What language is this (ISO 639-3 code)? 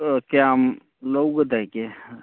mni